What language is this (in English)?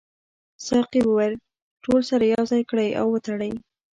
Pashto